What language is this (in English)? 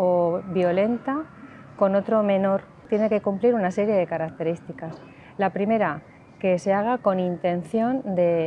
Spanish